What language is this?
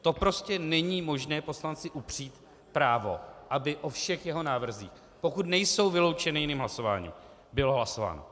Czech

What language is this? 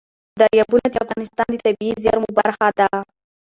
Pashto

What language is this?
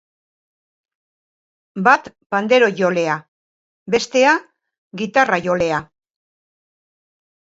Basque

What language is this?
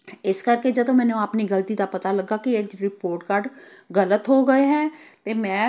Punjabi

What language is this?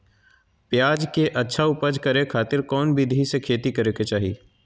Magahi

